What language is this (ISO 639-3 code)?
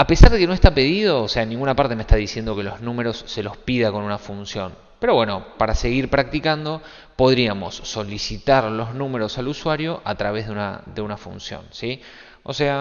spa